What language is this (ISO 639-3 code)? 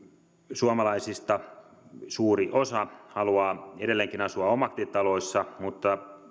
fin